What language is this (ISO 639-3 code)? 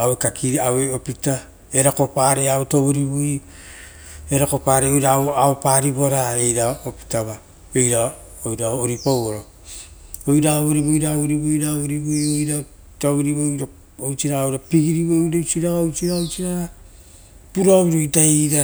roo